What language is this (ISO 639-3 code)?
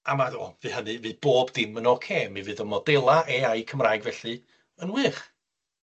cym